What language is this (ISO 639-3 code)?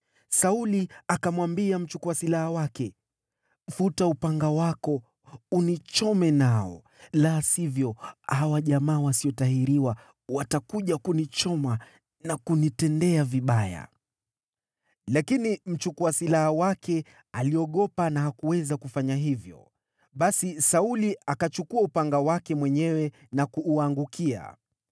swa